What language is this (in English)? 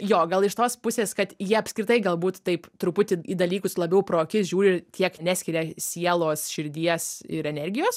Lithuanian